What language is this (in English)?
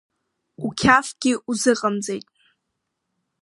Abkhazian